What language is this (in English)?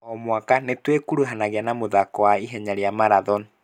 Kikuyu